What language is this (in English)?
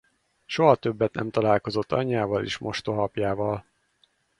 Hungarian